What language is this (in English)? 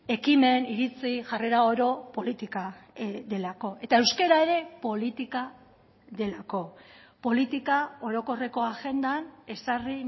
Basque